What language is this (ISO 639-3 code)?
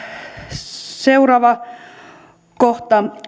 fin